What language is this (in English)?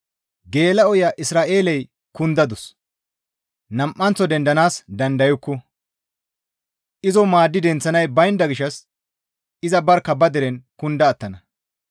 Gamo